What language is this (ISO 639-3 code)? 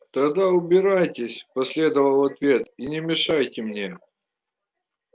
rus